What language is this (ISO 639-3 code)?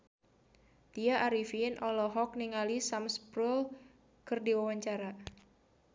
sun